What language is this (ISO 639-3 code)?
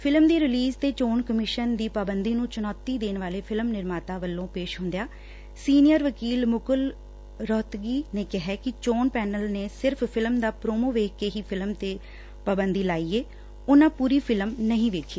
pan